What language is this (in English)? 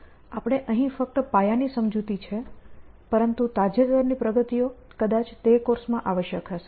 Gujarati